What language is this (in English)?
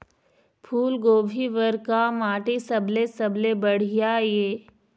Chhattisgarhi